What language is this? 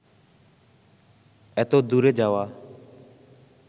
Bangla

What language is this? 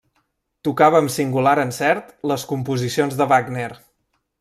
Catalan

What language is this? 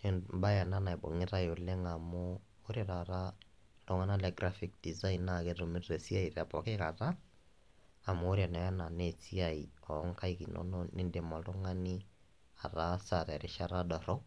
Masai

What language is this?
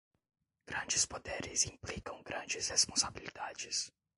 Portuguese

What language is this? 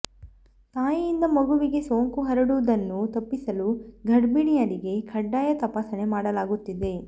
Kannada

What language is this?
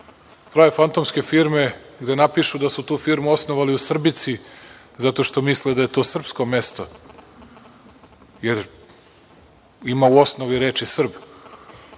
Serbian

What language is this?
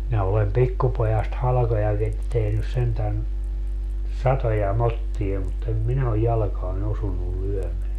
Finnish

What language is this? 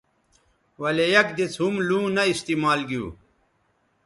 Bateri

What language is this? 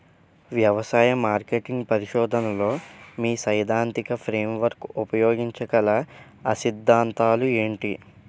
Telugu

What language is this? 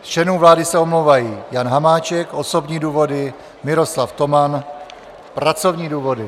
Czech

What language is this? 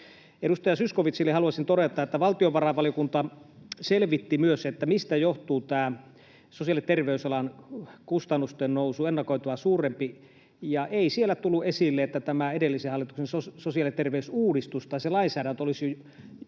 Finnish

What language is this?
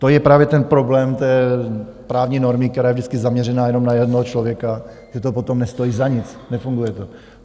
Czech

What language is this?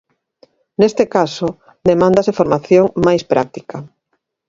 Galician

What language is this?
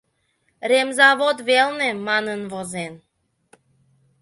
Mari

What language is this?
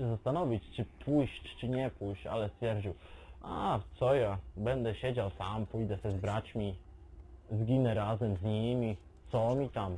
Polish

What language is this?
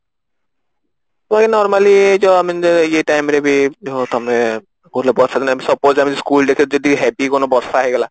Odia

